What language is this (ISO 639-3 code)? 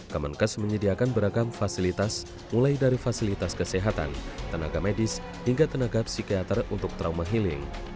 ind